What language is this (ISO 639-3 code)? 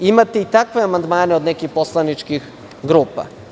srp